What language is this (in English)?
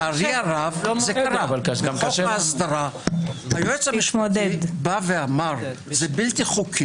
Hebrew